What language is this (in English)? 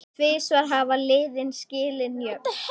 Icelandic